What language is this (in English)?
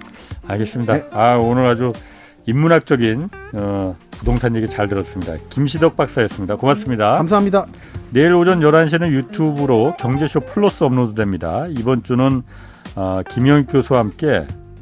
Korean